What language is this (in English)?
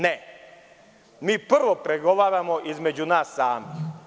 Serbian